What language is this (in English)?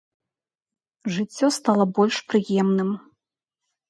Belarusian